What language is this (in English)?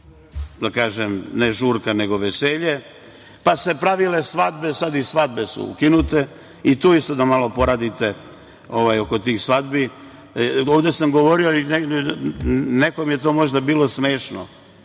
Serbian